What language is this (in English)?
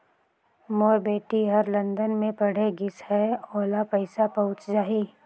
Chhattisgarhi